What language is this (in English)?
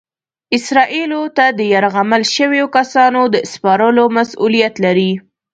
Pashto